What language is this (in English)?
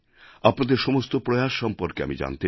Bangla